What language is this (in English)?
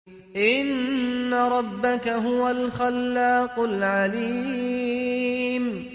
Arabic